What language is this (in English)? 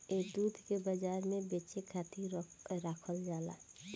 Bhojpuri